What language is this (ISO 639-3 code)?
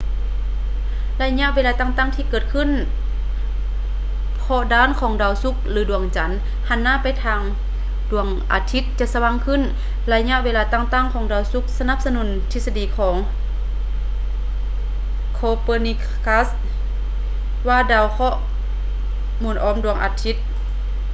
lao